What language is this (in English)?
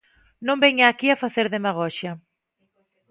Galician